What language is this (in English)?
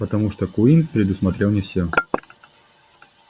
Russian